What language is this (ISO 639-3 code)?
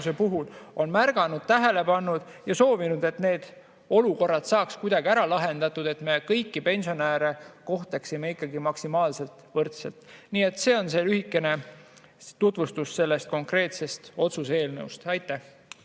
est